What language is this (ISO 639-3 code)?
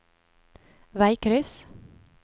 nor